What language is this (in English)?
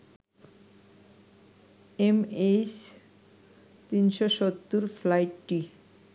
Bangla